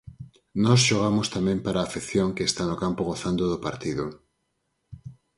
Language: Galician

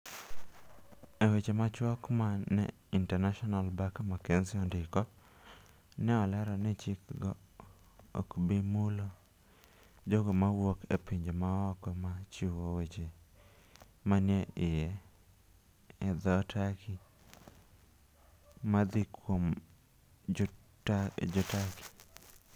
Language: Luo (Kenya and Tanzania)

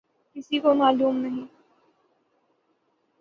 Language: Urdu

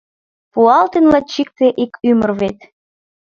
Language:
Mari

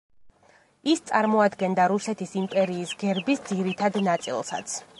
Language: Georgian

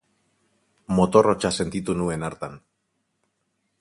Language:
Basque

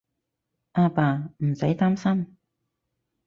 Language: Cantonese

